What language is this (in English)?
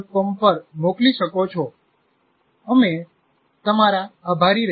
Gujarati